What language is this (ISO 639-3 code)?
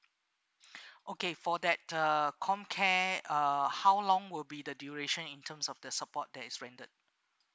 eng